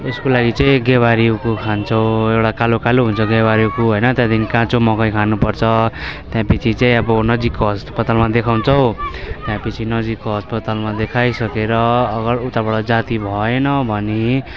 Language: Nepali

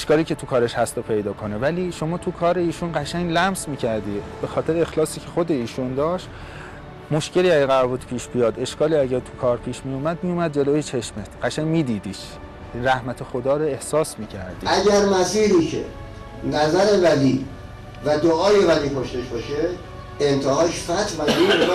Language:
Persian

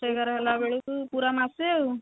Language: Odia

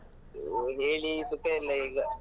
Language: Kannada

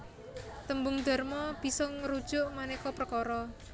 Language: Javanese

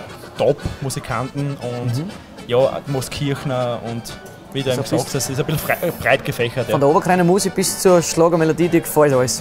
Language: German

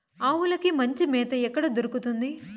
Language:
Telugu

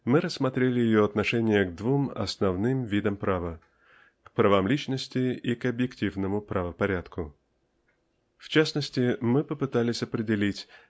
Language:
Russian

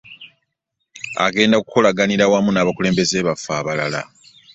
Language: Ganda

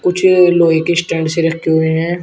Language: Hindi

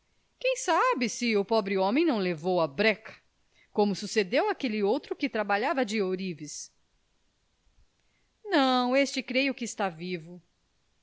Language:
Portuguese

